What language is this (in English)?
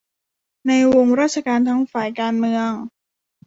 Thai